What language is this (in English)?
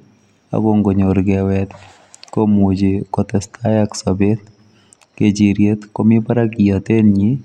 Kalenjin